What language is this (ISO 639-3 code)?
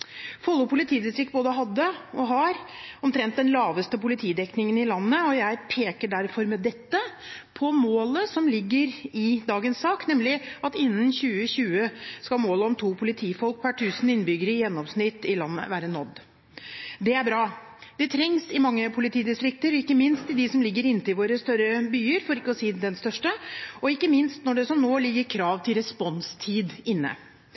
nob